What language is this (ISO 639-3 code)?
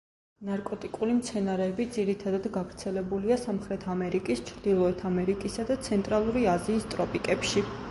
kat